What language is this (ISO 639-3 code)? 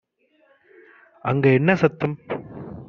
tam